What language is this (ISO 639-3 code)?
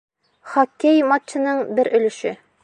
bak